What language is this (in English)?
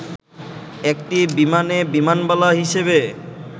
Bangla